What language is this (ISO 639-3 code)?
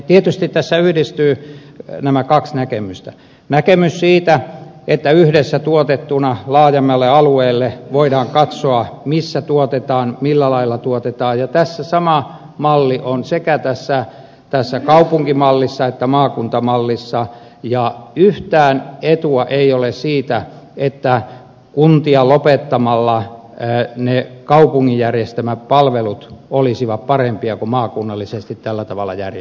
fin